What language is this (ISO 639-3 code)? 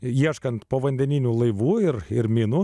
lit